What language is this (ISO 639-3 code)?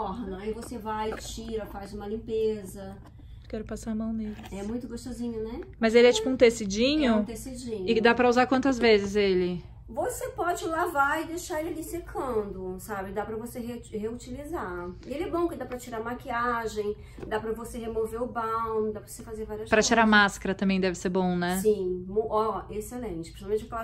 por